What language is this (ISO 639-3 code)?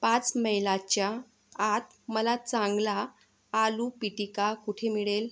mar